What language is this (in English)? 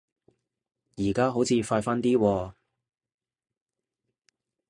Cantonese